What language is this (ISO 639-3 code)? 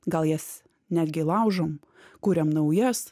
lit